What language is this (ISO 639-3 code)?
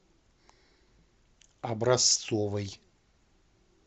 rus